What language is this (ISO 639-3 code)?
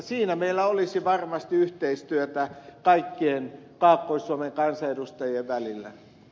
fin